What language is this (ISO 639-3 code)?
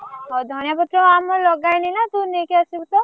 ori